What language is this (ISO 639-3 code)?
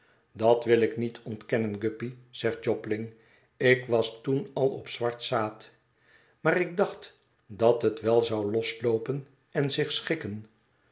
nld